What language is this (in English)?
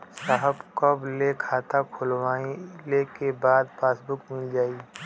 Bhojpuri